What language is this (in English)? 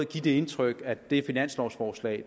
Danish